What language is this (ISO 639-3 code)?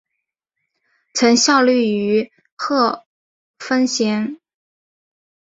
zho